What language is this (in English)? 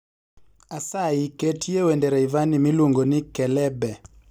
Luo (Kenya and Tanzania)